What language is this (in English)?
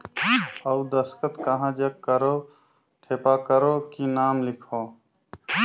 Chhattisgarhi